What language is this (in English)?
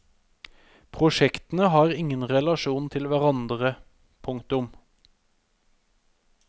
Norwegian